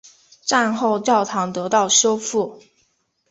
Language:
Chinese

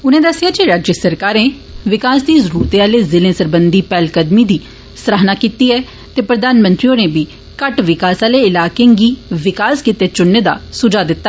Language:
Dogri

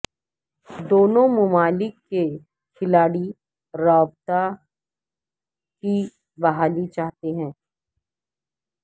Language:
Urdu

